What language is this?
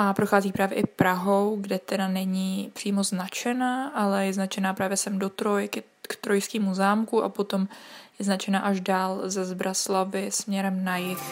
Czech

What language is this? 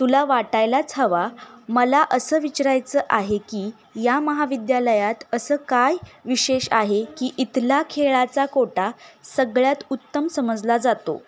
Marathi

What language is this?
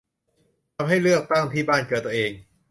Thai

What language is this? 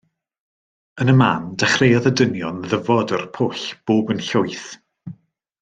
Welsh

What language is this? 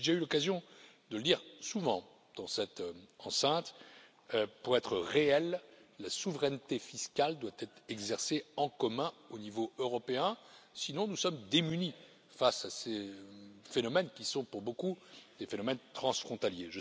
French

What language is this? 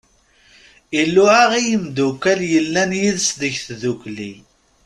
Kabyle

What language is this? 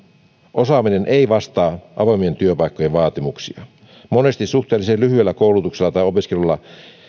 Finnish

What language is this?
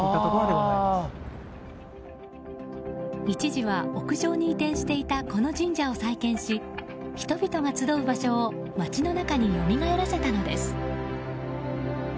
Japanese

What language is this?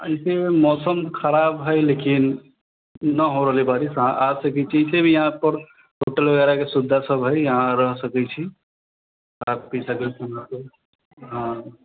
Maithili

